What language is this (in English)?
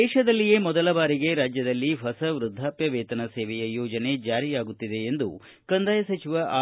Kannada